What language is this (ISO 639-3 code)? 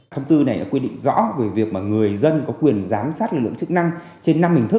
vie